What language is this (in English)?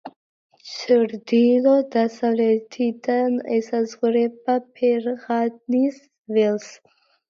Georgian